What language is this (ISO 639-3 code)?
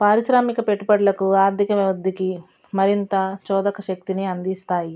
tel